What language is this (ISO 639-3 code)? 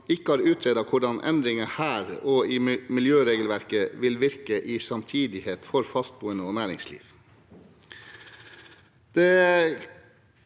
nor